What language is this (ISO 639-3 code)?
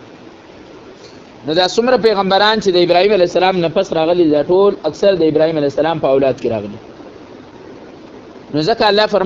ara